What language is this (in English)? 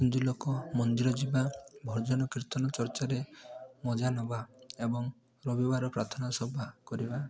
Odia